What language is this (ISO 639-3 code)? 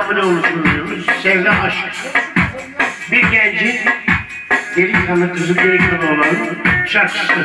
ara